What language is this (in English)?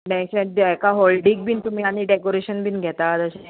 Konkani